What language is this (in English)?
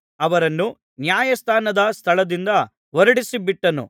Kannada